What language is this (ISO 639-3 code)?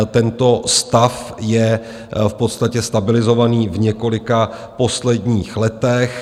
ces